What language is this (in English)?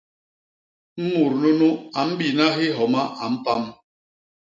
Basaa